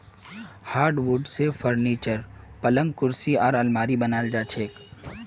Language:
Magahi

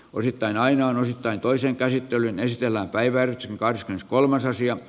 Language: Finnish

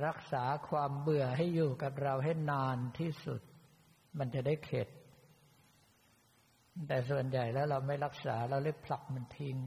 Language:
Thai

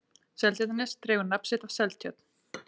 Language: Icelandic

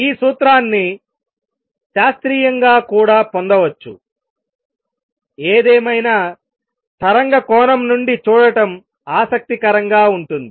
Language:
Telugu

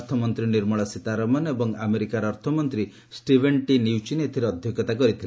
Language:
Odia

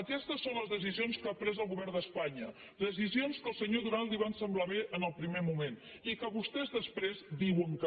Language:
Catalan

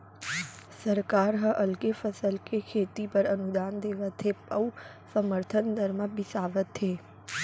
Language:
Chhattisgarhi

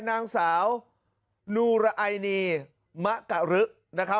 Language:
Thai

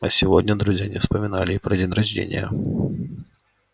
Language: Russian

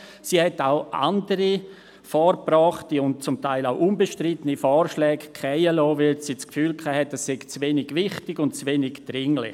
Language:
Swiss German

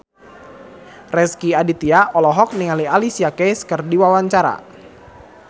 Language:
Sundanese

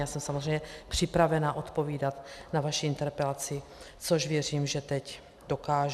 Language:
Czech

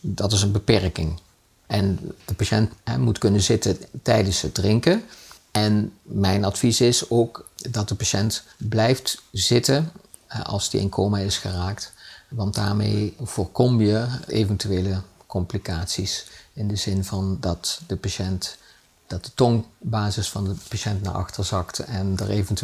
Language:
Dutch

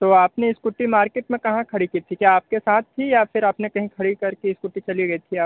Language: Hindi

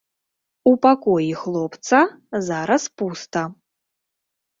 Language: Belarusian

